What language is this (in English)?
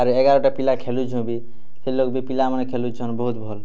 Odia